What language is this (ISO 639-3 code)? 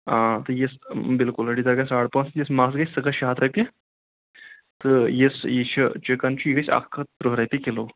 kas